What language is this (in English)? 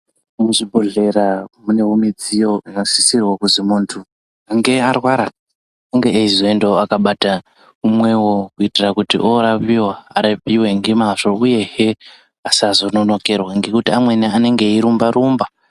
Ndau